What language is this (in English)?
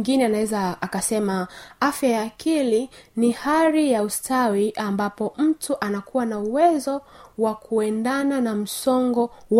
Swahili